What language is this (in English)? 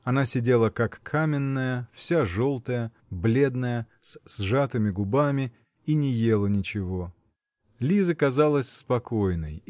Russian